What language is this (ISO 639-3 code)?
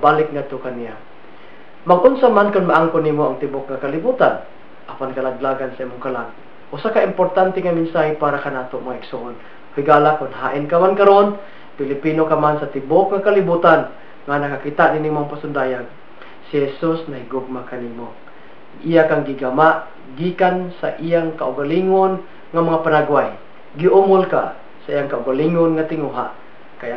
fil